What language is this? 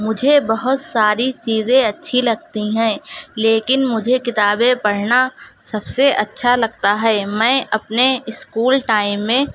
Urdu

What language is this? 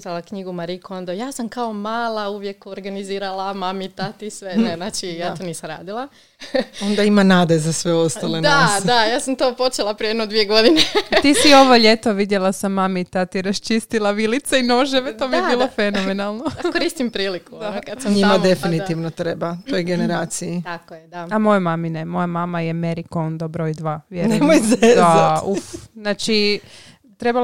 Croatian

